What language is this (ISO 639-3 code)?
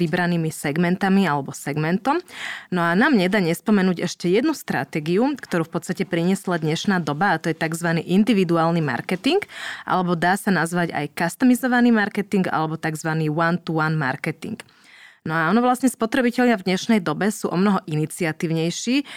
slk